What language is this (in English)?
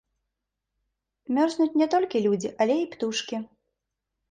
Belarusian